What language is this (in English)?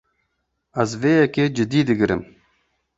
Kurdish